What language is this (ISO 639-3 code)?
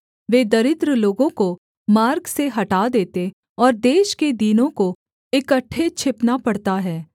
hin